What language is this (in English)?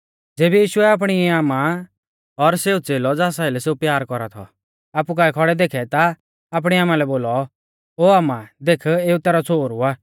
Mahasu Pahari